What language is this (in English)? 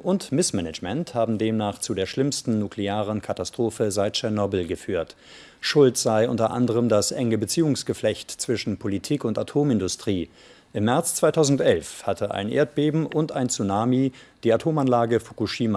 German